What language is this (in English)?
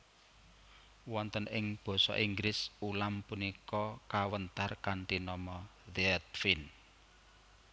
Javanese